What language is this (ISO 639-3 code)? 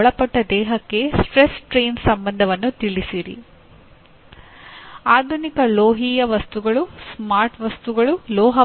kan